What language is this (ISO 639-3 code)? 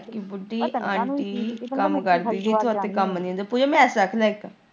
pan